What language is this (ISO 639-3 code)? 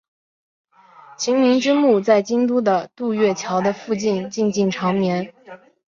zho